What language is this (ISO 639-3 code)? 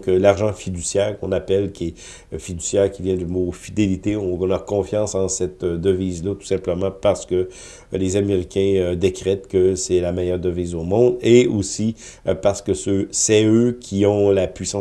fra